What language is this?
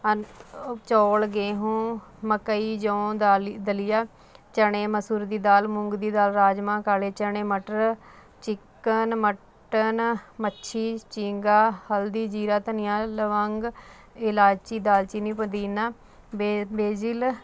Punjabi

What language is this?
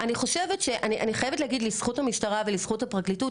Hebrew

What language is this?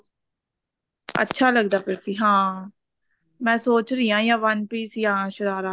Punjabi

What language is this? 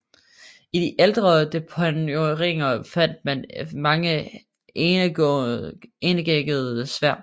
Danish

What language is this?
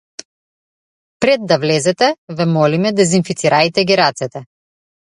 Macedonian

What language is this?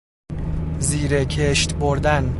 Persian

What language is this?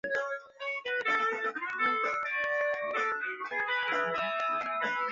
Chinese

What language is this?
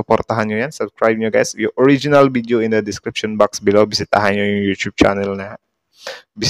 Filipino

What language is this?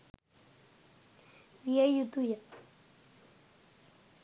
Sinhala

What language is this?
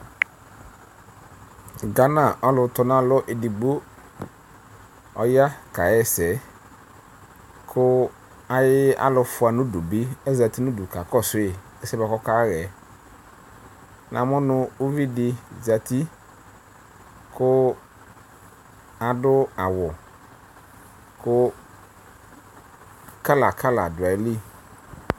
Ikposo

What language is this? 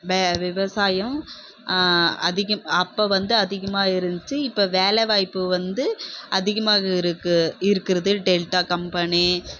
Tamil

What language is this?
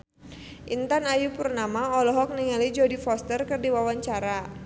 Sundanese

